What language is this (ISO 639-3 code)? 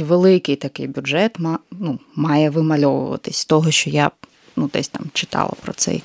ukr